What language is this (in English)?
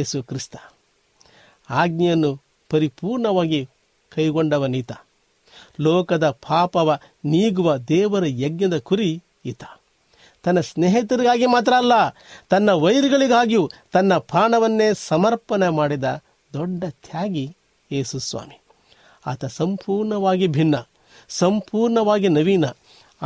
Kannada